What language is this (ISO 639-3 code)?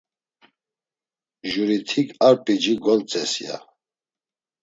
lzz